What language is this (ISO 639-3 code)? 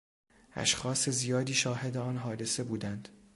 fas